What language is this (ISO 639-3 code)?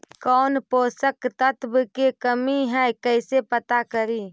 mag